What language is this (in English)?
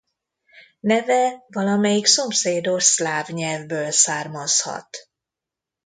Hungarian